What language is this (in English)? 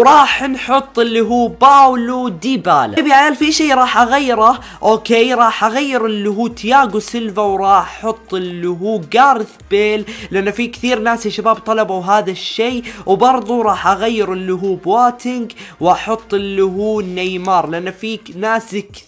Arabic